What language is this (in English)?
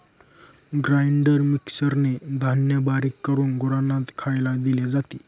Marathi